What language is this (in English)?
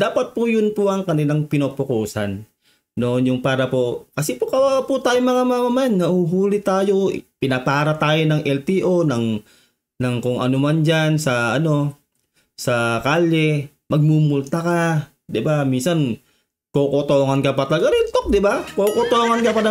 Filipino